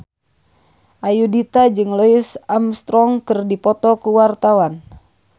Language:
Sundanese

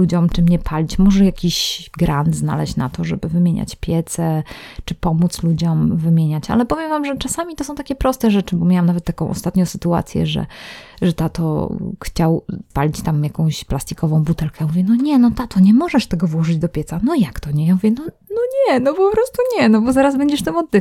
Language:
Polish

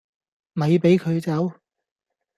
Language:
Cantonese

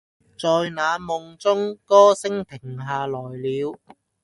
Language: Cantonese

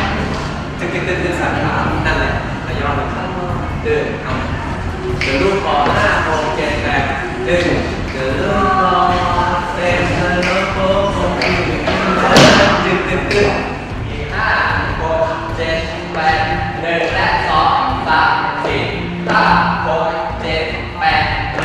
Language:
Thai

